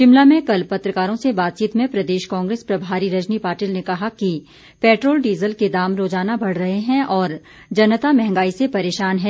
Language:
Hindi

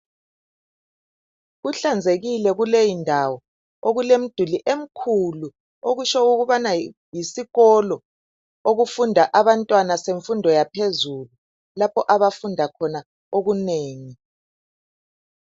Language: North Ndebele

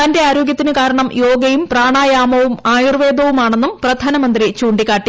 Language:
Malayalam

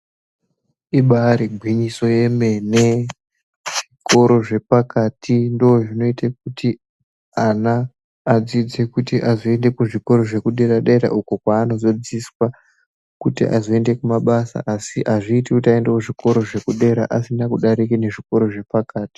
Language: Ndau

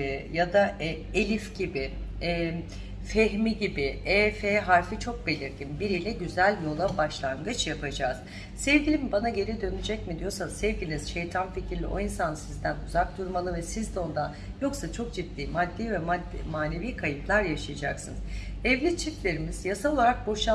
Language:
Turkish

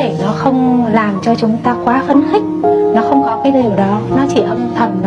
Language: Vietnamese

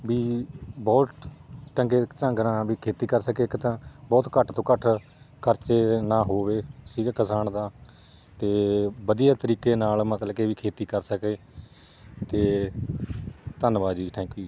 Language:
Punjabi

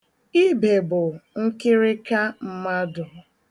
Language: Igbo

